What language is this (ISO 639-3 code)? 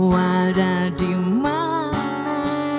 ind